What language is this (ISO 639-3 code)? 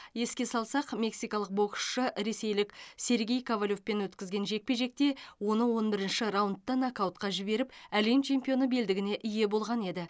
kaz